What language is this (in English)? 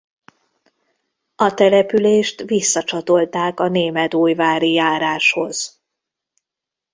Hungarian